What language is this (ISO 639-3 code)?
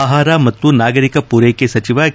kan